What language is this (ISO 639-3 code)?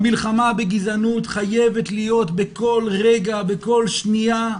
heb